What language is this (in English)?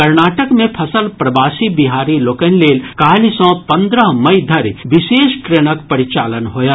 Maithili